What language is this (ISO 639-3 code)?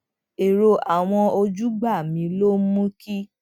yor